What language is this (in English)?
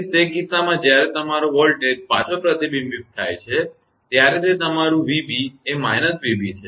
Gujarati